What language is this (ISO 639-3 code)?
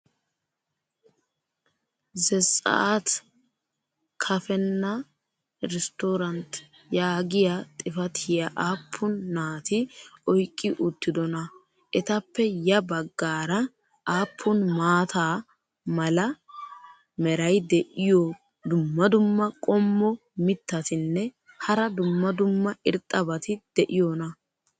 wal